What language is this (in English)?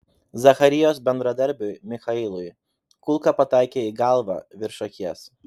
Lithuanian